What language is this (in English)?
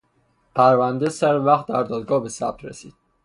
Persian